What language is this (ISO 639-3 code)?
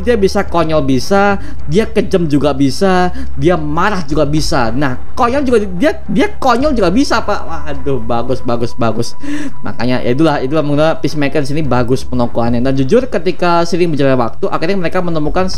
ind